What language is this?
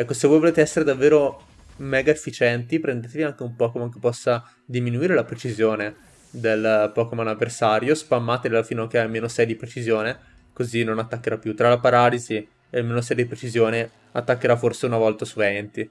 Italian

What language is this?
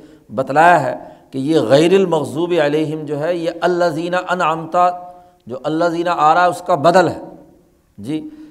Urdu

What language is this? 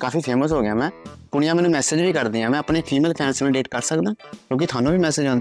Punjabi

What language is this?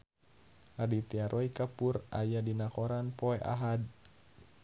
Sundanese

